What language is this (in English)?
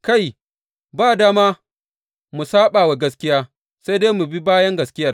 Hausa